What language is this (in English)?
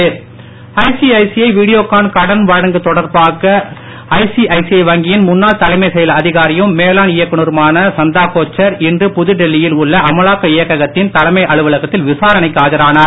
Tamil